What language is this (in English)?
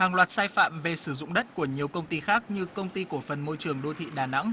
Vietnamese